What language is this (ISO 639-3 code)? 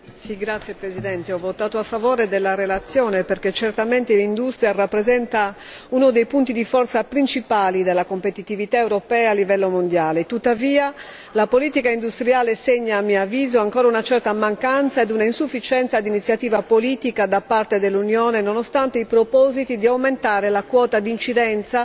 ita